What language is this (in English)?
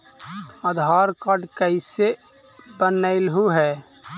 Magahi